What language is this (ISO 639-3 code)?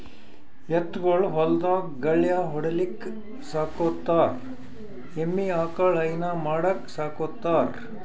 kan